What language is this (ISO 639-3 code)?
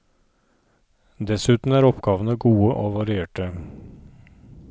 nor